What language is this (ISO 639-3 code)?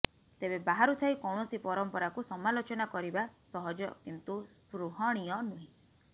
ori